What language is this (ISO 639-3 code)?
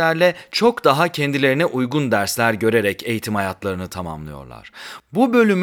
tur